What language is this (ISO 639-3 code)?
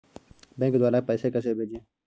hin